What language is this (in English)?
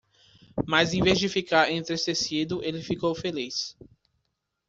Portuguese